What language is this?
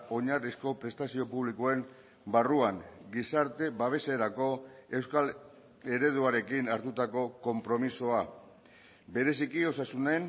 Basque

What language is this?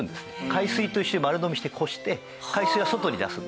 Japanese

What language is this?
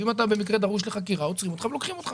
Hebrew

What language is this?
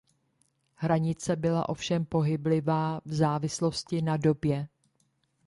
Czech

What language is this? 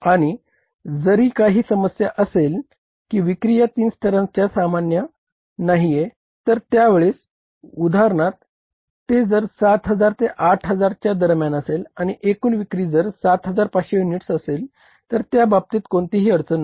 Marathi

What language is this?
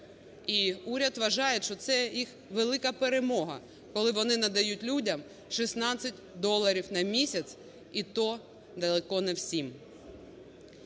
Ukrainian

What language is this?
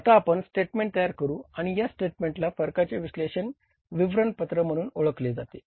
Marathi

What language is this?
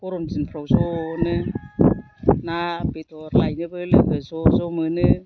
Bodo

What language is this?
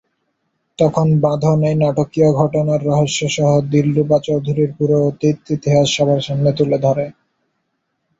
Bangla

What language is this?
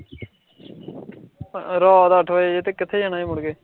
Punjabi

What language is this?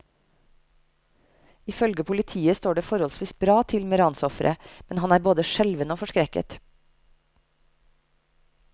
Norwegian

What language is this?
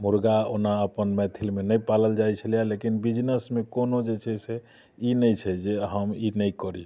Maithili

